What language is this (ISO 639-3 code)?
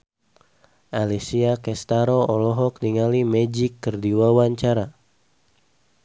sun